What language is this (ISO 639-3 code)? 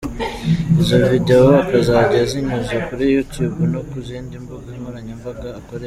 kin